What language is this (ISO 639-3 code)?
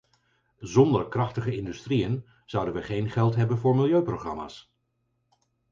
nld